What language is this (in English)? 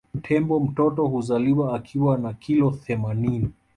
Swahili